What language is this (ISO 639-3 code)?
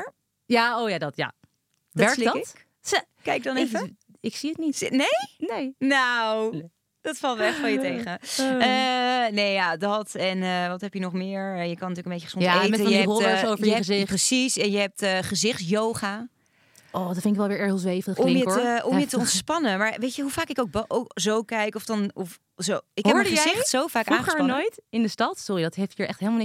nld